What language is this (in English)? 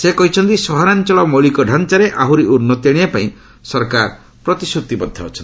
Odia